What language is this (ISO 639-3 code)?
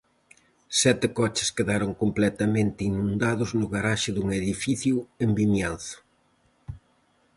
glg